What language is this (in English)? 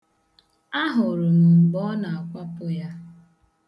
Igbo